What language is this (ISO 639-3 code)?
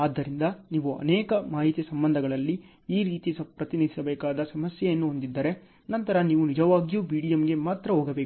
kan